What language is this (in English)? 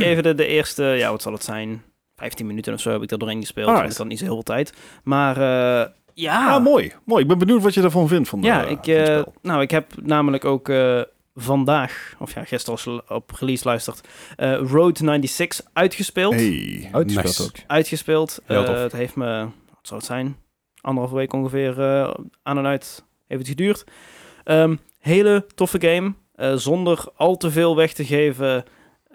Dutch